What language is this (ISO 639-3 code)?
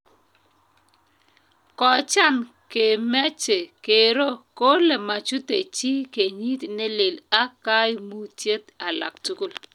kln